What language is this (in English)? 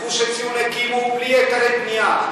Hebrew